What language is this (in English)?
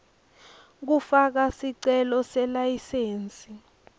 Swati